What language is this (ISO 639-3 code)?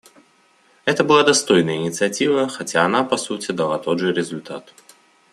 rus